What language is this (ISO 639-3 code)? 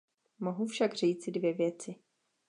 ces